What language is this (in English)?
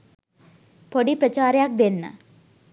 Sinhala